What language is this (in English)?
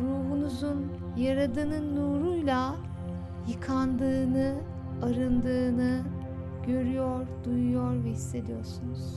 Turkish